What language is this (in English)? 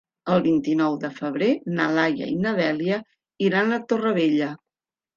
Catalan